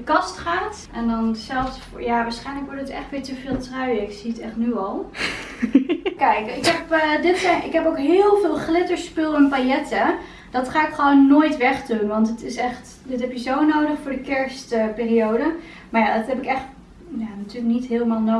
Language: Dutch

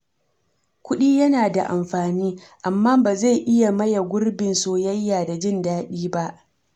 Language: Hausa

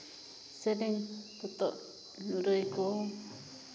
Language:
Santali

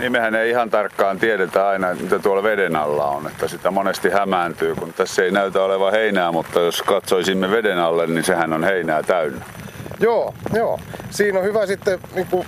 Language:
Finnish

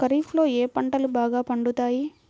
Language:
Telugu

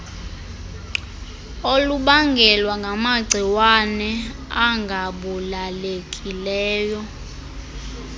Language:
Xhosa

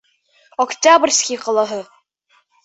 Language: Bashkir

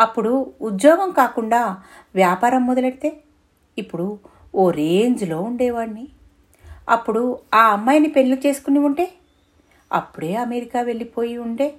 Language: Telugu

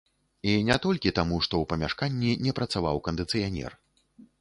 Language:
Belarusian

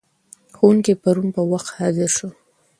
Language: Pashto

